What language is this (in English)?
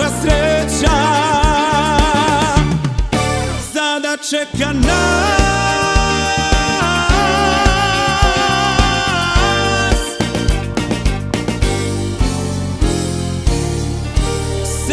Romanian